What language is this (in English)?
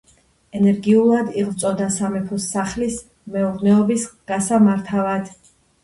Georgian